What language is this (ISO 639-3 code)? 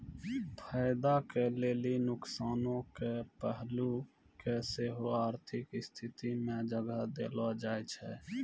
mai